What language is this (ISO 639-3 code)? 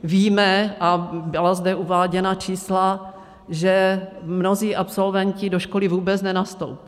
ces